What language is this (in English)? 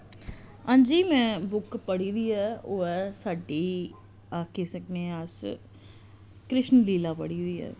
Dogri